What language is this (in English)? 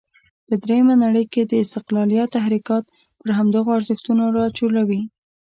Pashto